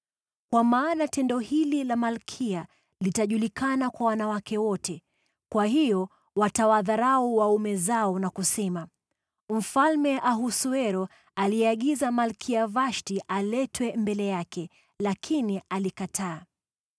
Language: Swahili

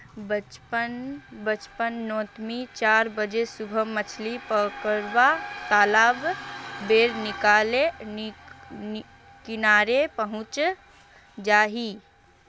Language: Magahi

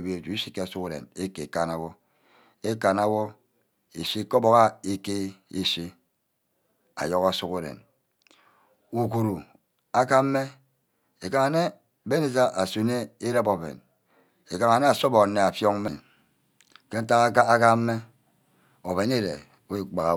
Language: Ubaghara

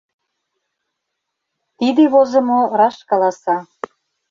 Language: Mari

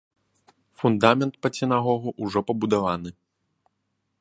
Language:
Belarusian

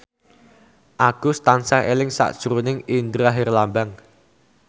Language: Javanese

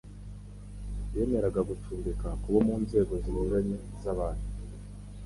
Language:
Kinyarwanda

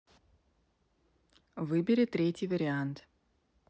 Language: Russian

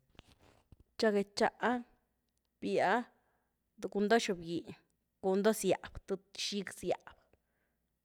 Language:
Güilá Zapotec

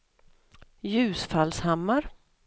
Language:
Swedish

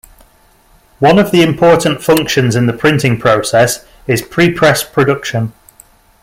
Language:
English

